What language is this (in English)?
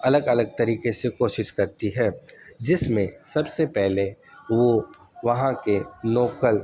Urdu